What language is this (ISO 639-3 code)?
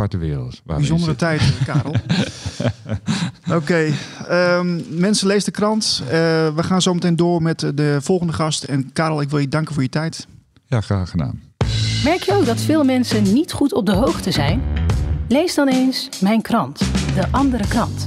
nld